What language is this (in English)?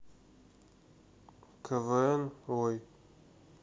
Russian